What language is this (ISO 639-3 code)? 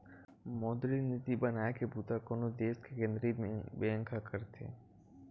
hne